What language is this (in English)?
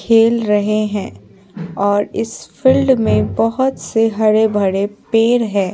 Hindi